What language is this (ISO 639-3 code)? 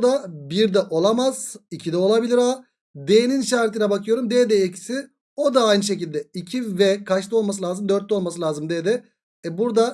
tur